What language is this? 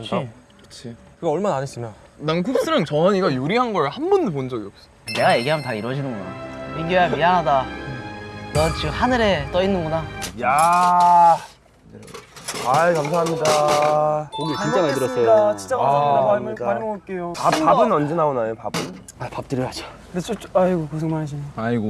Korean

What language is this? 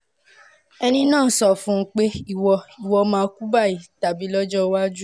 Yoruba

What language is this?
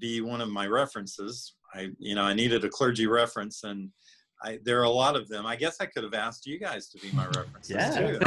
English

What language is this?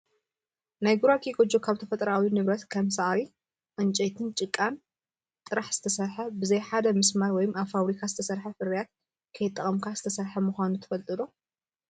Tigrinya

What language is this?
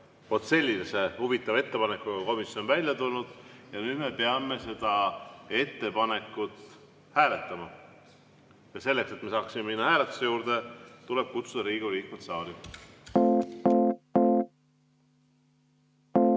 Estonian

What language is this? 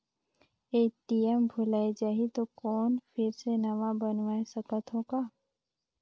Chhattisgarhi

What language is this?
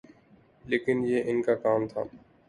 Urdu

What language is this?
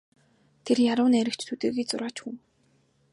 Mongolian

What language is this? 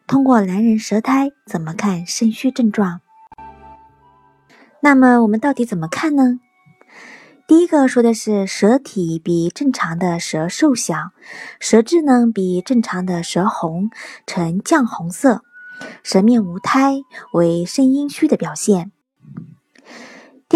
Chinese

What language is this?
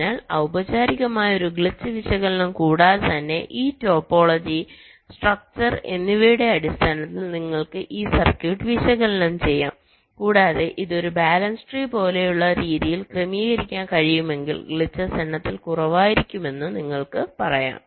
Malayalam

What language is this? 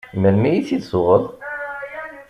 Kabyle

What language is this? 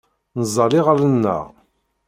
Kabyle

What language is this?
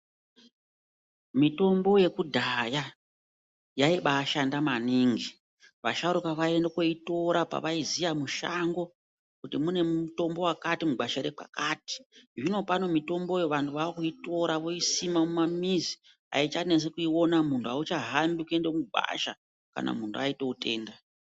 Ndau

